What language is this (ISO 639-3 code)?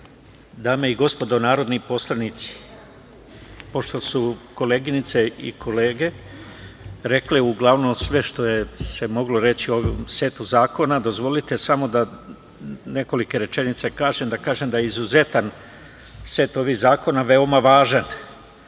srp